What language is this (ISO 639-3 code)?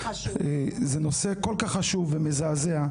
heb